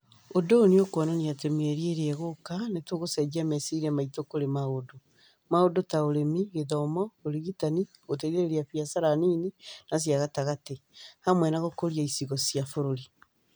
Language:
Kikuyu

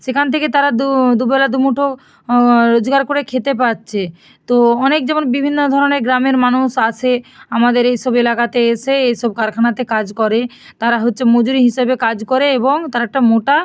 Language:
Bangla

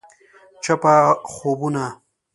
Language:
Pashto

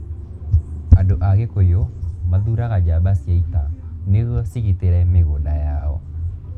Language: Kikuyu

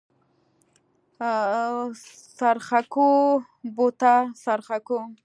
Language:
Pashto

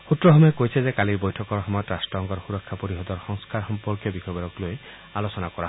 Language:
Assamese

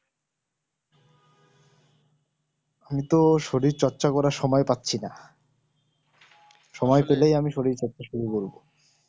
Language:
Bangla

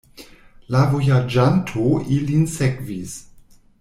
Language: Esperanto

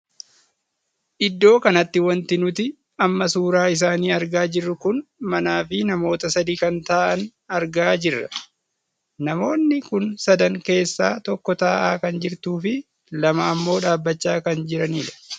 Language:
Oromo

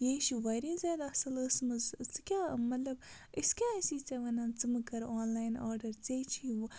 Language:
Kashmiri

